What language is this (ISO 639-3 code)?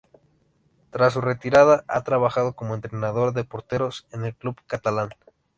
spa